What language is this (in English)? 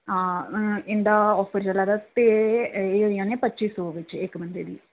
Dogri